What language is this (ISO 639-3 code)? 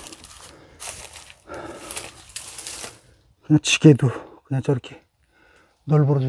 kor